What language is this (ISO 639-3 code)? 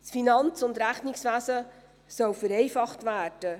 gsw